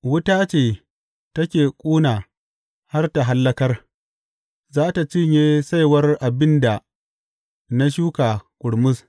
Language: Hausa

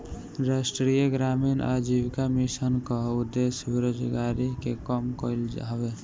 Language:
Bhojpuri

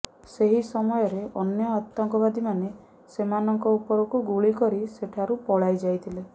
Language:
Odia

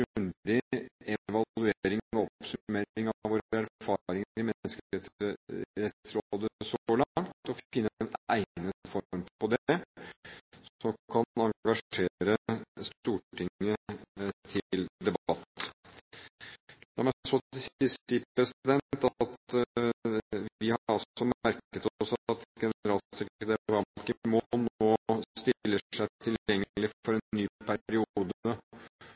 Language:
Norwegian Bokmål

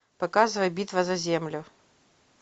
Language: Russian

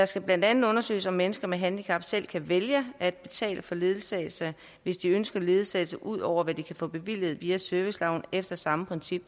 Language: Danish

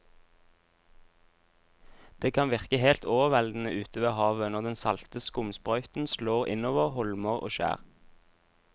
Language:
Norwegian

